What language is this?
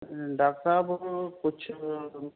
Urdu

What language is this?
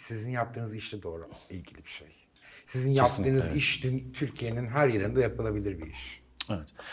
Turkish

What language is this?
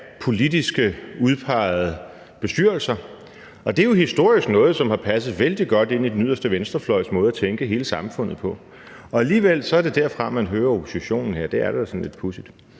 Danish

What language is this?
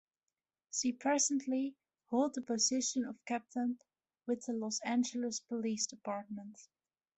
English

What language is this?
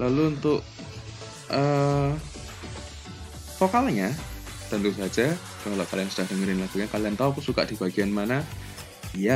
Indonesian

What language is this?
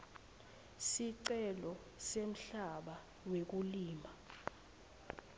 Swati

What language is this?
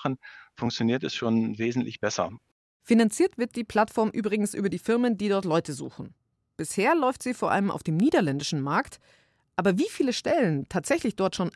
German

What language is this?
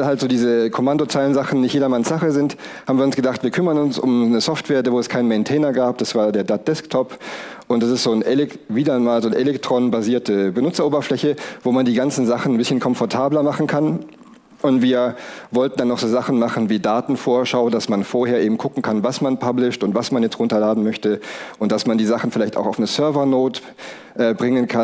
German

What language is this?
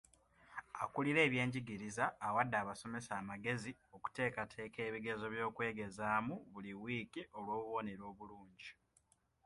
Ganda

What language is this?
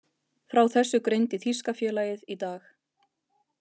Icelandic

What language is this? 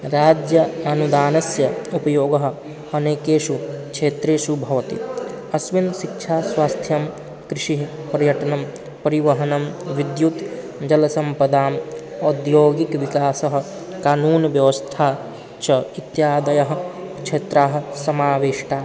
Sanskrit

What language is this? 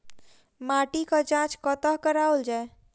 Maithili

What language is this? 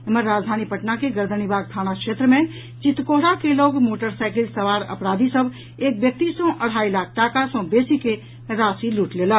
Maithili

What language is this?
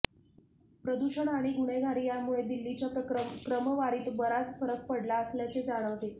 Marathi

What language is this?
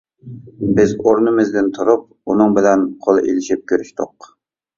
Uyghur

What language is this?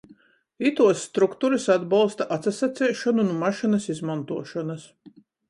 Latgalian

